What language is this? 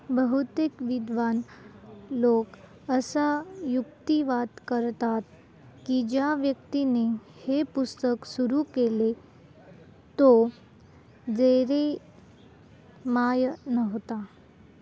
Marathi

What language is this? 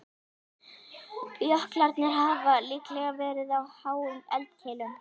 Icelandic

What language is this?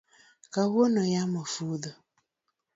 Luo (Kenya and Tanzania)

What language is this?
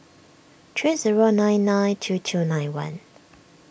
English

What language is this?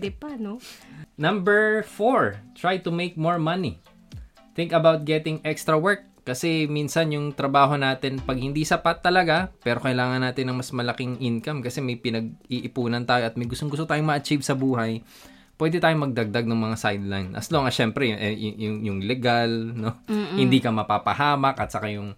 Filipino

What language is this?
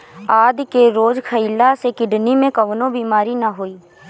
Bhojpuri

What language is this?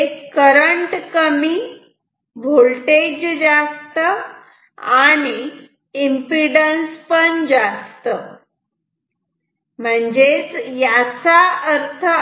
Marathi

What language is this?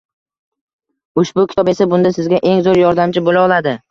Uzbek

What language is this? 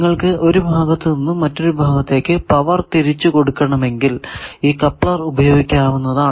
Malayalam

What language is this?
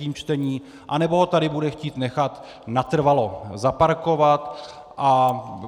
Czech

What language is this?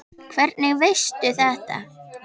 Icelandic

